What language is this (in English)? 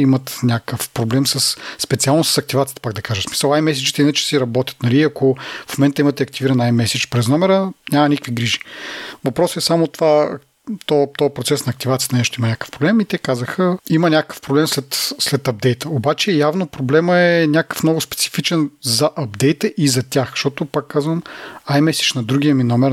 Bulgarian